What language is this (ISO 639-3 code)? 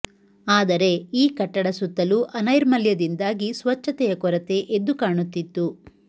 kan